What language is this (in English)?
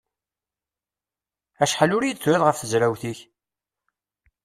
Kabyle